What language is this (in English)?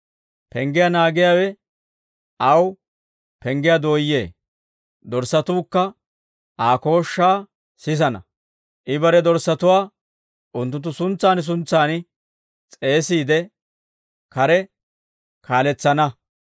Dawro